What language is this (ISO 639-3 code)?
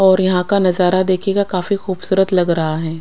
hin